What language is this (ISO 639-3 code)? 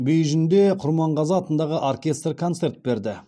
kaz